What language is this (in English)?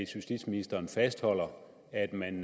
Danish